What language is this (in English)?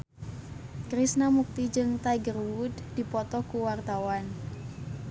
Sundanese